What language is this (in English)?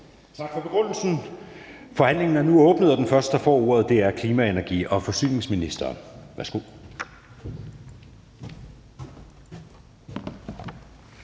Danish